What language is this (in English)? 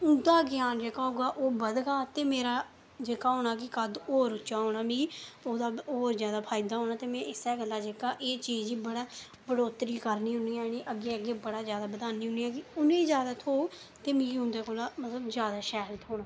Dogri